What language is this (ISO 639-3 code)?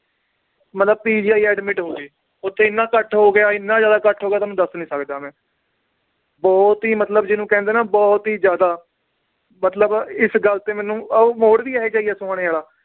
pan